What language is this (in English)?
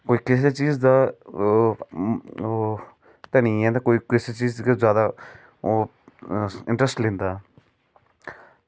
Dogri